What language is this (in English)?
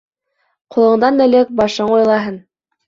Bashkir